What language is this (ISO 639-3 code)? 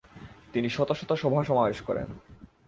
ben